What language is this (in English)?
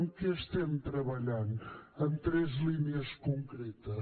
Catalan